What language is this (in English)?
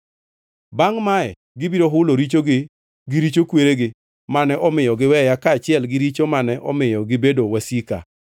Luo (Kenya and Tanzania)